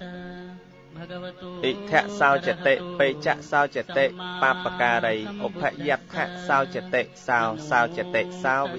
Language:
Vietnamese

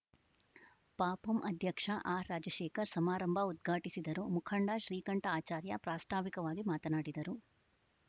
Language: Kannada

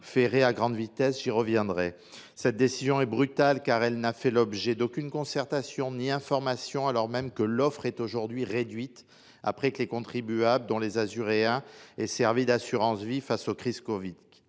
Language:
French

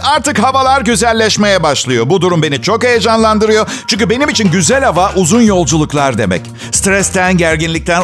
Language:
Turkish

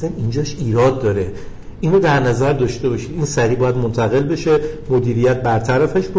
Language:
Persian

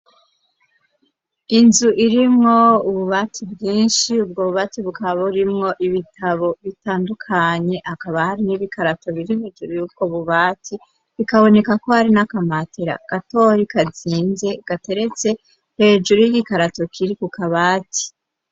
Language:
Rundi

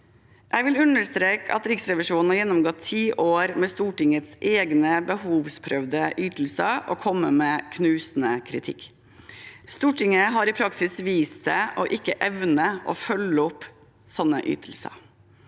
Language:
Norwegian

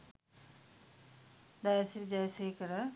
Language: Sinhala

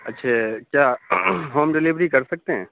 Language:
Urdu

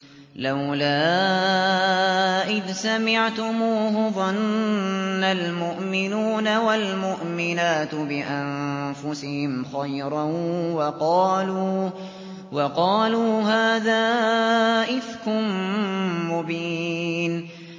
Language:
Arabic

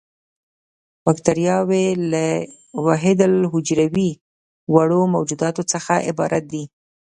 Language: Pashto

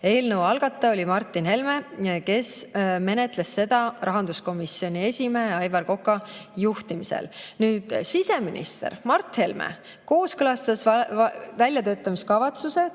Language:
Estonian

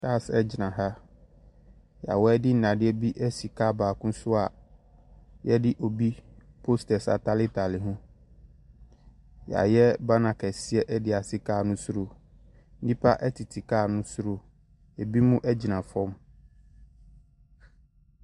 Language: Akan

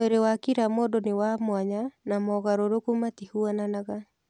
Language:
Kikuyu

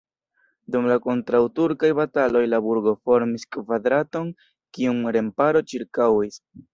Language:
Esperanto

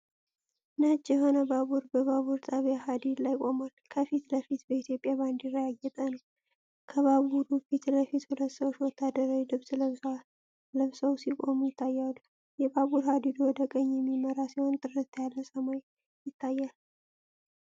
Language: Amharic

